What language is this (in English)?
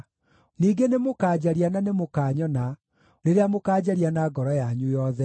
Kikuyu